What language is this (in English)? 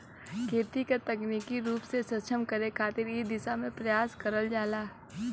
Bhojpuri